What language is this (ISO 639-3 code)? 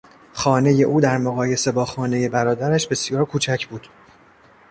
fas